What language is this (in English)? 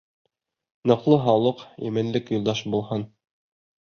Bashkir